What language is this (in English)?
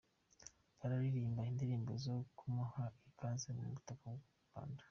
Kinyarwanda